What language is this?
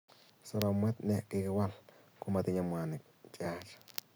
Kalenjin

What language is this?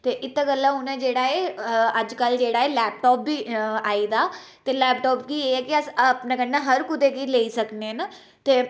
Dogri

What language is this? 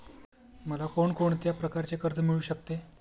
Marathi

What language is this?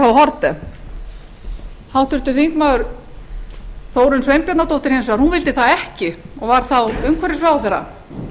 Icelandic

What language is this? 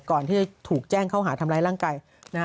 Thai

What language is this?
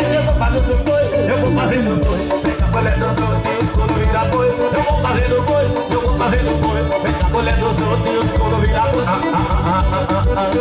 Portuguese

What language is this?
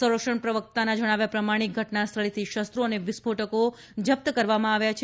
Gujarati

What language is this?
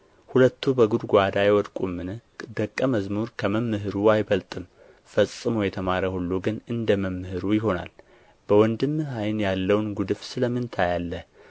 Amharic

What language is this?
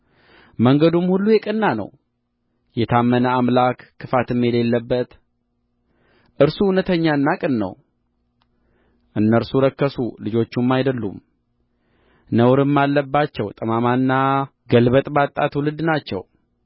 Amharic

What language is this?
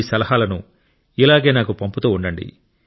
Telugu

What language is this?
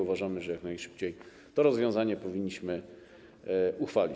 Polish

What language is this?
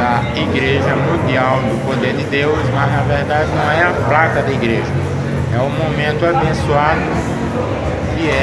Portuguese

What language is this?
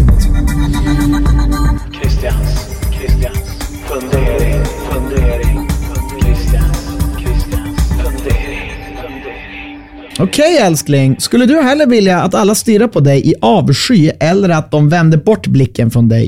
Swedish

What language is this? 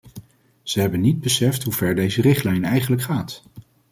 Dutch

